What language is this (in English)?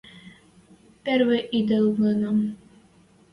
Western Mari